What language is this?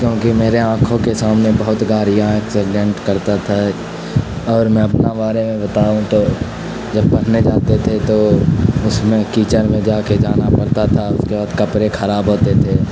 Urdu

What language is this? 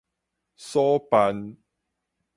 Min Nan Chinese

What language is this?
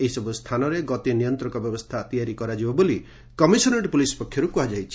Odia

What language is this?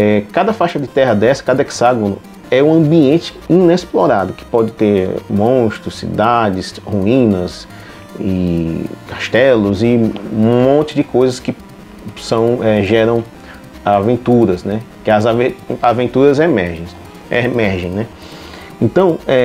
Portuguese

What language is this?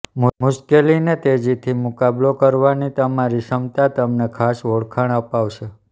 Gujarati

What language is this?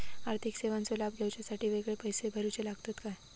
Marathi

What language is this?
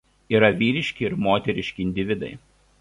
Lithuanian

